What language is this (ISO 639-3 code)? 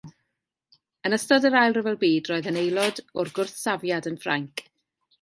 cym